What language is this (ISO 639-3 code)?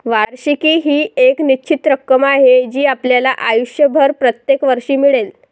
mar